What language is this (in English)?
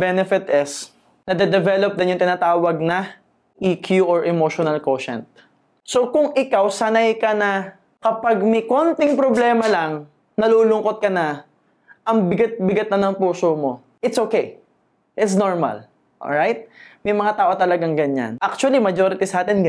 Filipino